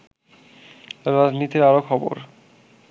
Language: Bangla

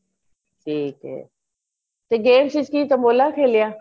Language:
Punjabi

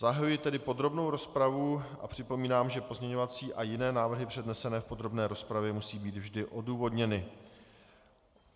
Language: Czech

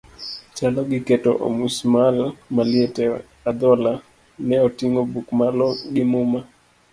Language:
Luo (Kenya and Tanzania)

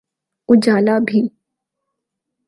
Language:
Urdu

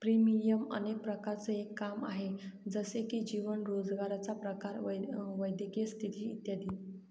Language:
Marathi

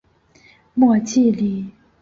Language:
Chinese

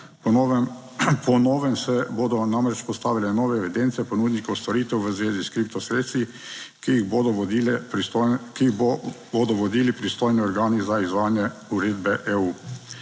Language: Slovenian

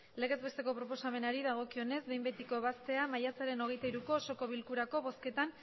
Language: Basque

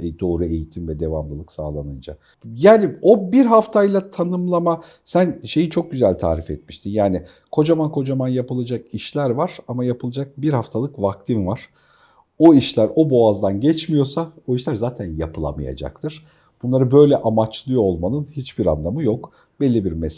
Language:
Turkish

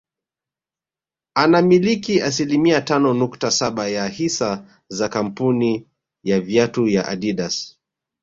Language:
Swahili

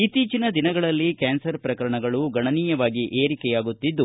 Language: Kannada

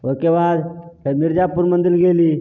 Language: Maithili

